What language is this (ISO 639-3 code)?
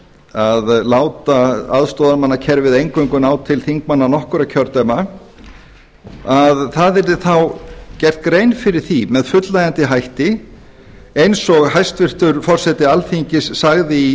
isl